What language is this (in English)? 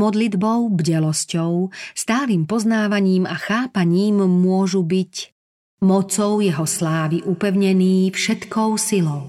Slovak